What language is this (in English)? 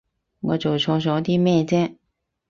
Cantonese